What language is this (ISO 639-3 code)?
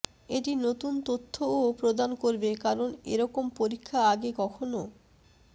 ben